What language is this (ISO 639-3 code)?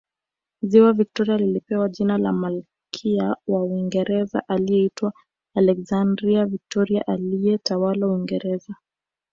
swa